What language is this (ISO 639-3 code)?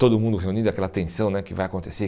por